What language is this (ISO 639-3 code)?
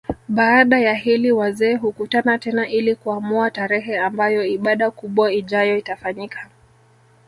swa